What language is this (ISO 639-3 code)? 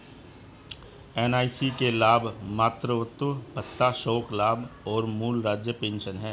hin